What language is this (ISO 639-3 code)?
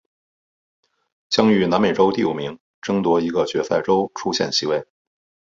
zho